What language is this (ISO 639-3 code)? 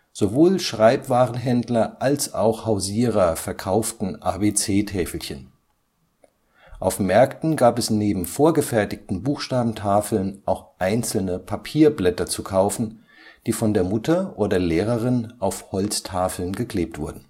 deu